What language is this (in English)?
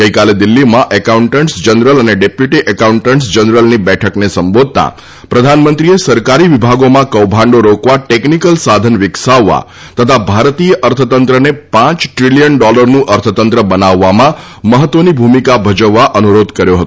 Gujarati